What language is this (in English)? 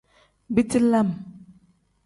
Tem